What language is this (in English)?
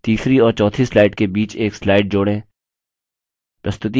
Hindi